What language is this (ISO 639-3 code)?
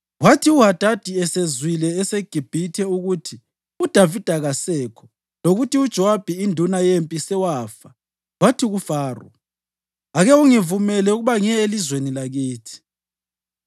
nde